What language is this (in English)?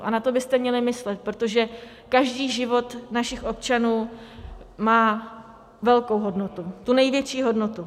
Czech